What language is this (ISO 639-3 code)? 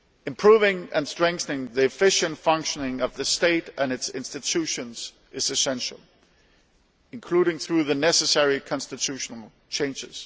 eng